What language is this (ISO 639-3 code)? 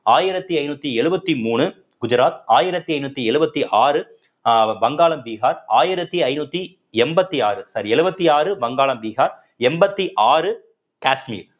tam